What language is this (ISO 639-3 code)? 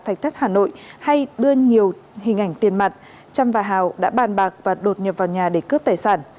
vie